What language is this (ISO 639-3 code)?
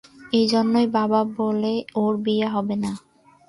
ben